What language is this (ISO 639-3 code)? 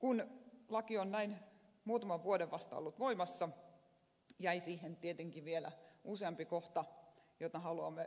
fin